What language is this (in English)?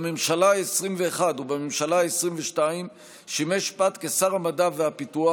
Hebrew